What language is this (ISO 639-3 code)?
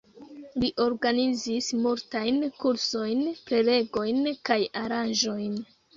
epo